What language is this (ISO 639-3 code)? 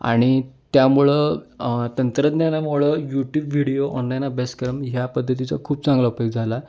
mar